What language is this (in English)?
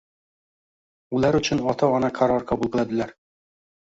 Uzbek